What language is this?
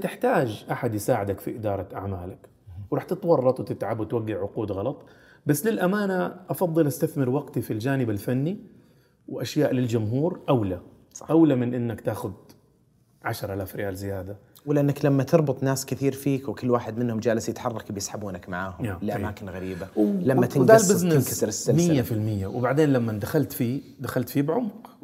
Arabic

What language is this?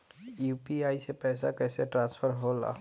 Bhojpuri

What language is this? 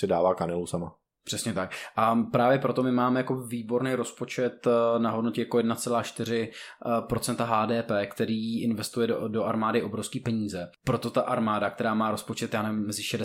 Czech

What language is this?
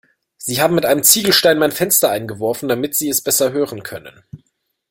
German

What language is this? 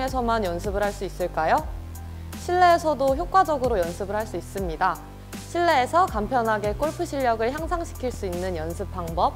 Korean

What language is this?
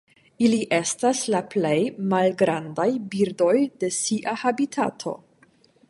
Esperanto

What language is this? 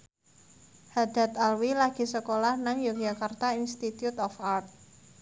Javanese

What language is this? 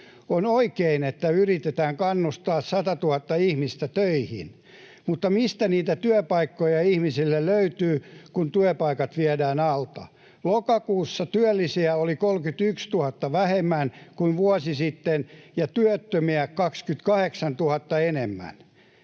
Finnish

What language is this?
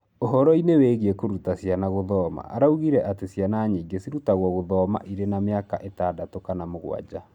Kikuyu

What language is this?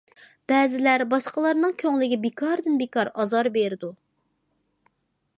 Uyghur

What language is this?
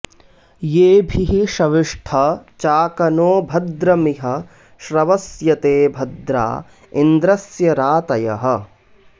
Sanskrit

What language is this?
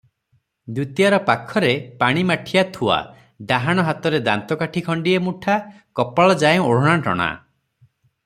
Odia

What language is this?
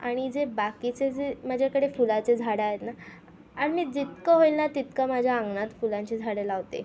Marathi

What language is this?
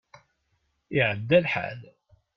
Kabyle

